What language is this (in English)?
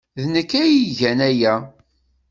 Kabyle